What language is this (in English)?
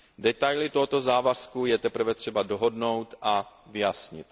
Czech